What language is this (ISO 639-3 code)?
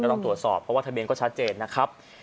tha